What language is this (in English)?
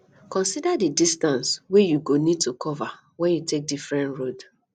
Nigerian Pidgin